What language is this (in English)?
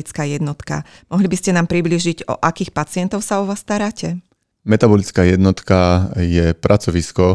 Slovak